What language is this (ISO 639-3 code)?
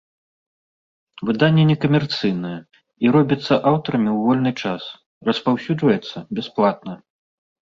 bel